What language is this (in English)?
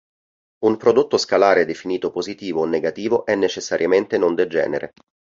Italian